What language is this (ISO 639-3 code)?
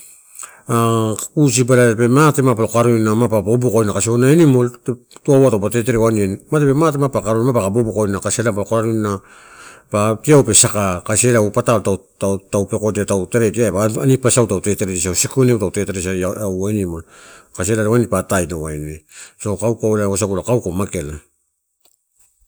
ttu